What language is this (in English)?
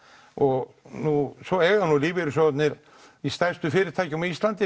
Icelandic